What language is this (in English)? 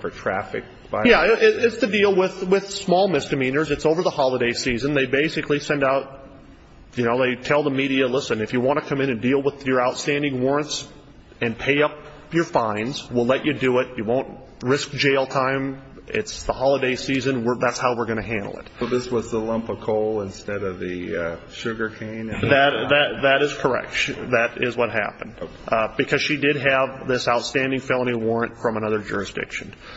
English